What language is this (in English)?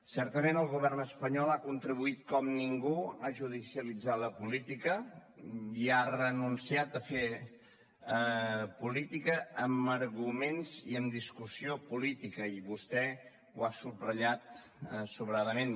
Catalan